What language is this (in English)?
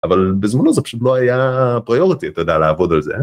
Hebrew